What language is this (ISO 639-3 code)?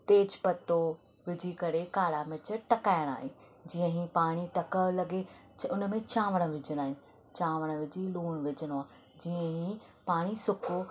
snd